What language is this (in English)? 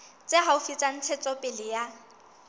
Southern Sotho